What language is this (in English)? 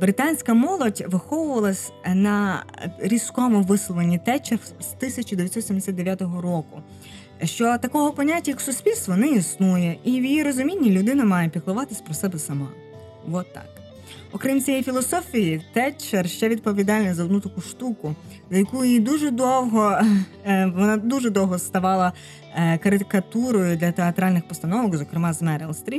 Ukrainian